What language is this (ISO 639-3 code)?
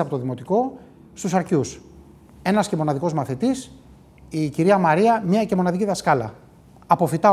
ell